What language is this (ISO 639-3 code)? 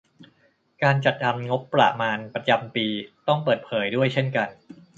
tha